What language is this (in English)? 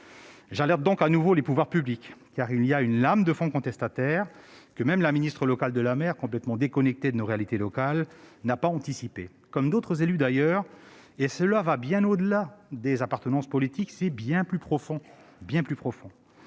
French